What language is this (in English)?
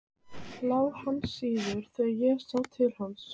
Icelandic